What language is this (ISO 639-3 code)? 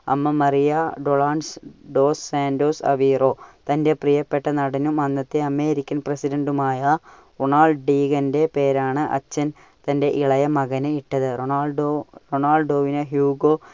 mal